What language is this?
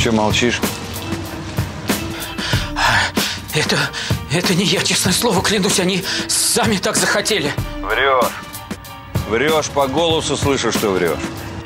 Russian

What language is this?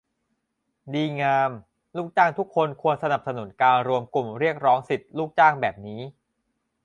Thai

